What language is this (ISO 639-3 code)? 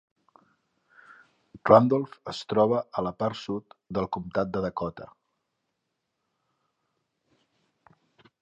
cat